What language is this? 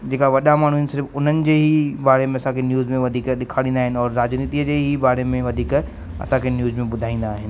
Sindhi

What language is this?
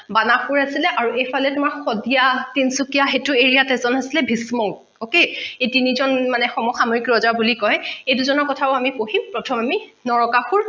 Assamese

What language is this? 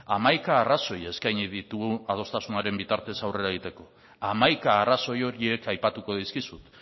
Basque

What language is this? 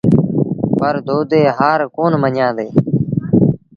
Sindhi Bhil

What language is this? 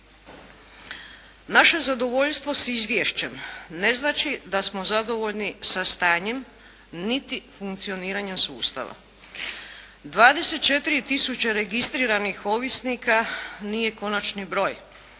Croatian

